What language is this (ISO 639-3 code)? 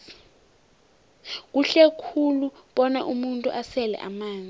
nbl